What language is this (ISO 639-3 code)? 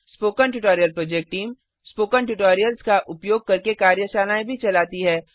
hin